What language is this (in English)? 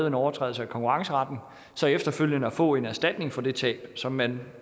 Danish